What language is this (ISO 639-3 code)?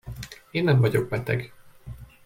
hun